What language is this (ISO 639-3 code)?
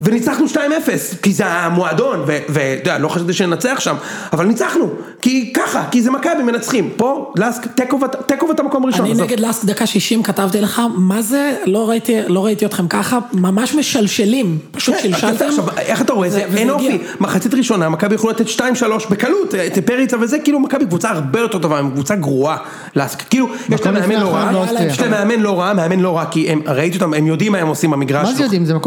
heb